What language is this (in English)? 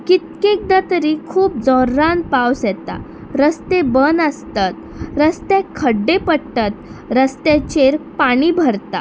Konkani